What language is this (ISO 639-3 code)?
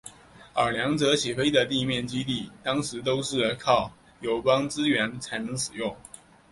zho